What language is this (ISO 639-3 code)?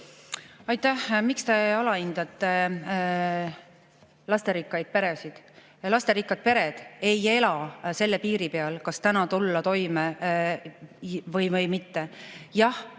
est